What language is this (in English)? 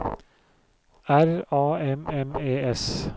Norwegian